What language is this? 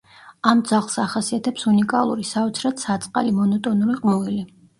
Georgian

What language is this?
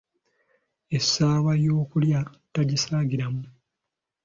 Ganda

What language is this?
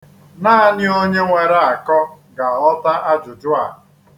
Igbo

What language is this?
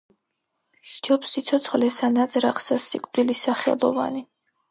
Georgian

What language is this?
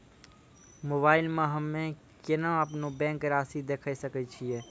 Maithili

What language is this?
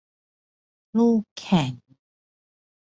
Thai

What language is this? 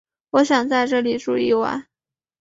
Chinese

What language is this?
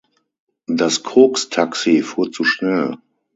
German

